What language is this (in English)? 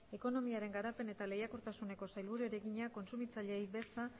Basque